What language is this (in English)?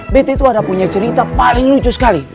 Indonesian